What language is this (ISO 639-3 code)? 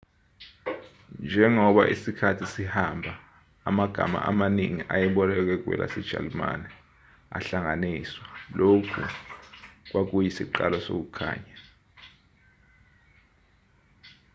zul